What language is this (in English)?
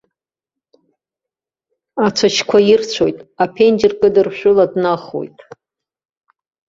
Abkhazian